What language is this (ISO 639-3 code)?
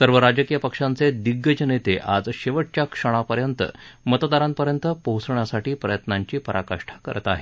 mar